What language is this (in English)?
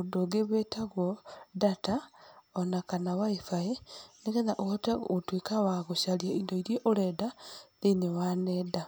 Kikuyu